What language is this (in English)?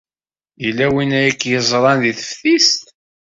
Kabyle